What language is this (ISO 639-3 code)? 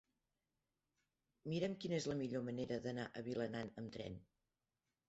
cat